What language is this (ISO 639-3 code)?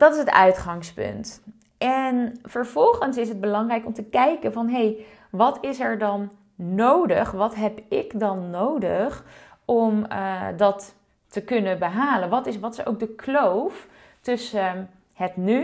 nld